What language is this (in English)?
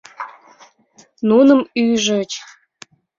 Mari